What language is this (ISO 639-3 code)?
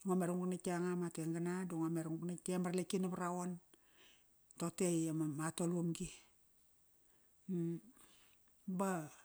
ckr